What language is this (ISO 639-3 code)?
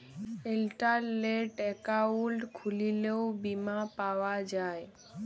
ben